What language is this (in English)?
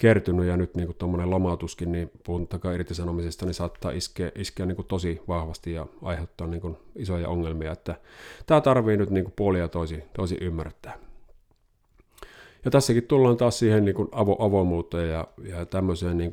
Finnish